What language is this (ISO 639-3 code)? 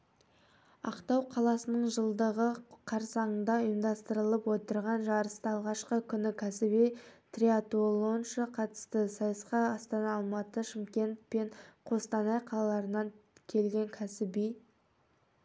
kaz